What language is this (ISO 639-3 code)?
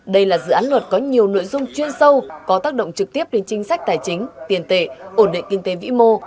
vie